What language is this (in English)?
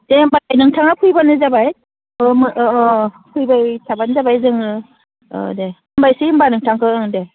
Bodo